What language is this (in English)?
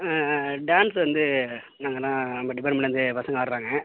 Tamil